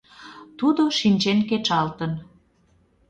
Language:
Mari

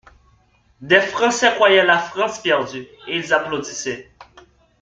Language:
French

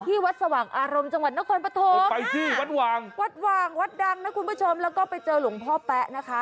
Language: Thai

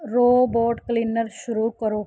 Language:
Punjabi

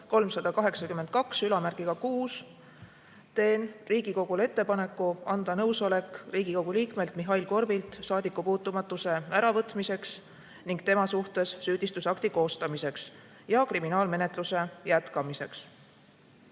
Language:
Estonian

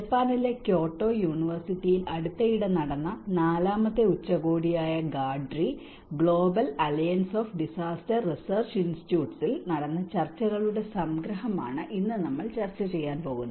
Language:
Malayalam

